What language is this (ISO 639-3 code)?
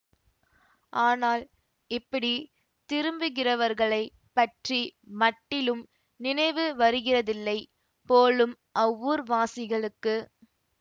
tam